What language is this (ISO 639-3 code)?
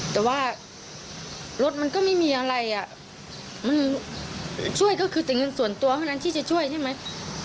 tha